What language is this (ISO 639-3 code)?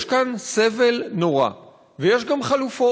heb